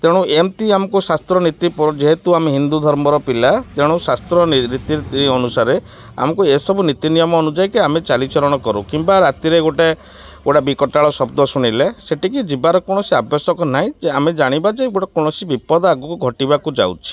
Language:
Odia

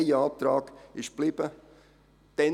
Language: Swiss German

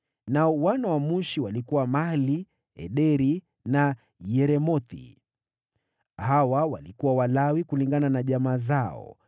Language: Swahili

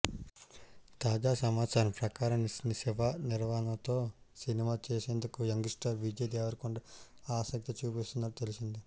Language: Telugu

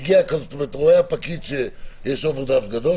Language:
Hebrew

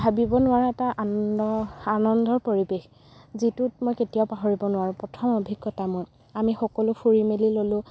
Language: Assamese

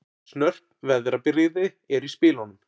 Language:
Icelandic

